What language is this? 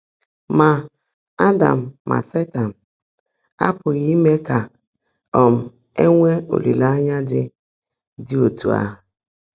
Igbo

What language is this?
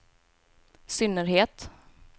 Swedish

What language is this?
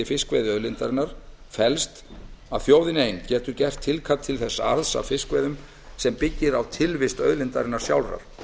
Icelandic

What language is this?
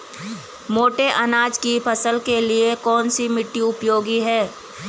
Hindi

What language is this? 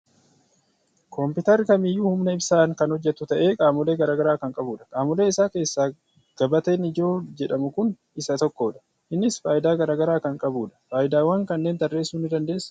Oromo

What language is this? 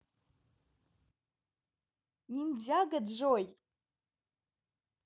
Russian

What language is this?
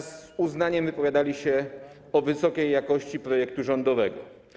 Polish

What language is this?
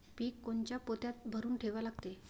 Marathi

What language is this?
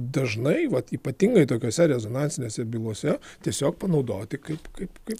Lithuanian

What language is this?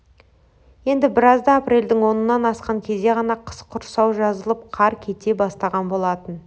Kazakh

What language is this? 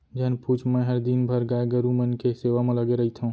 Chhattisgarhi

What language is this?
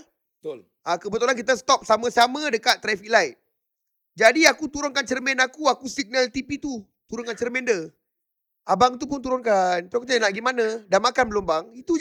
Malay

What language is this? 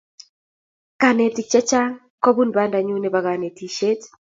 Kalenjin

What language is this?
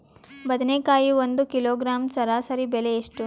Kannada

